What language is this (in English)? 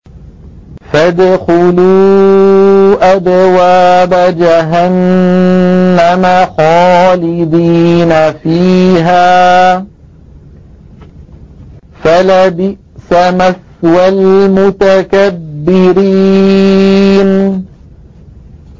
Arabic